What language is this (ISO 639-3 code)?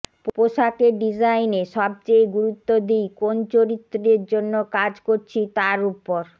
ben